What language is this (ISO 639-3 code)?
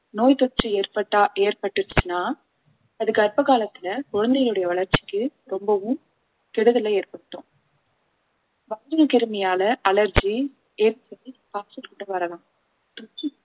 tam